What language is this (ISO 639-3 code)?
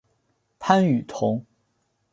zho